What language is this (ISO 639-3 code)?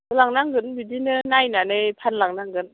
brx